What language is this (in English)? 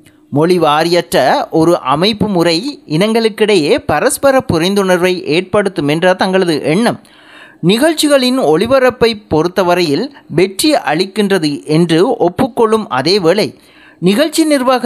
Tamil